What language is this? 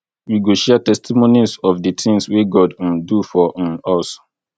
Nigerian Pidgin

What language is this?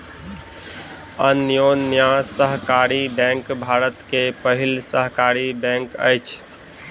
Maithili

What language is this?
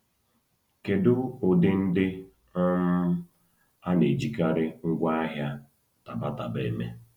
Igbo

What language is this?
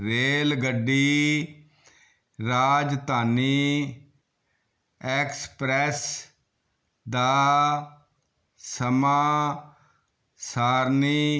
Punjabi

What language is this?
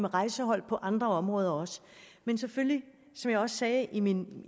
Danish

